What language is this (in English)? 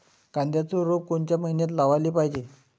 Marathi